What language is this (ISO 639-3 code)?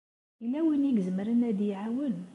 kab